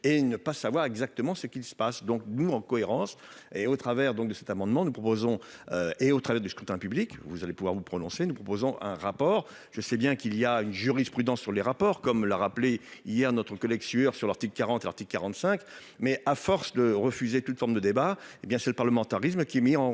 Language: French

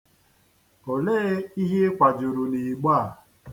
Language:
Igbo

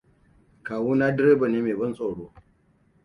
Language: Hausa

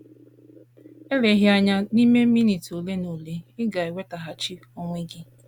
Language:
Igbo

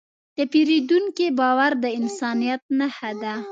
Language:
Pashto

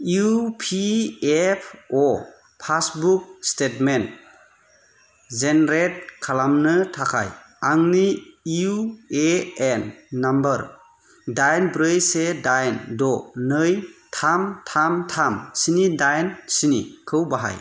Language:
Bodo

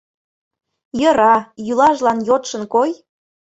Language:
Mari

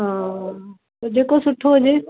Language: Sindhi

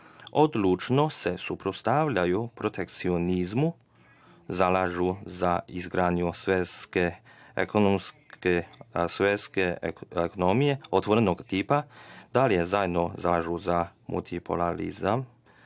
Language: Serbian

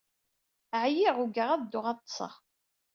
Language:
Kabyle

